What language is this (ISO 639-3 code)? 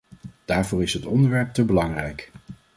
nld